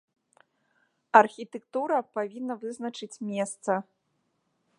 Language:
Belarusian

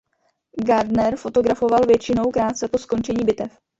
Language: Czech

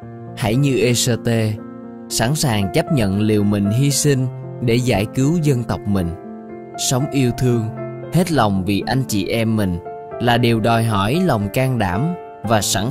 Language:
Vietnamese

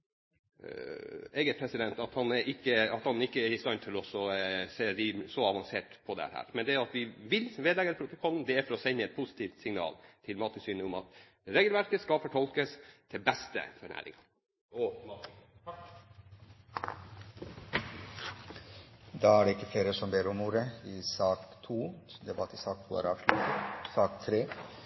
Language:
Norwegian Bokmål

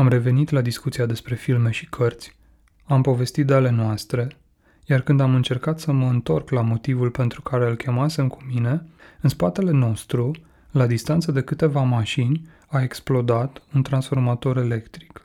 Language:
Romanian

